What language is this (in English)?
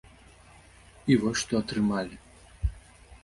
Belarusian